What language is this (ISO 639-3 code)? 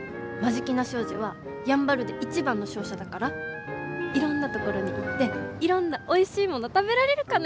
jpn